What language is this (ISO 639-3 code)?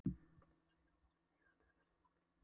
isl